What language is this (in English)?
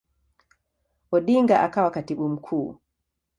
Swahili